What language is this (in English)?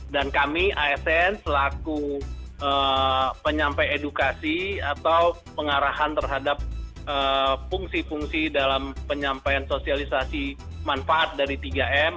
Indonesian